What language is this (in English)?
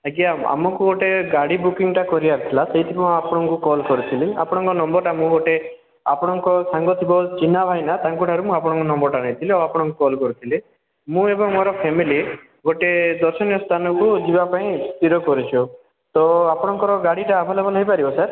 Odia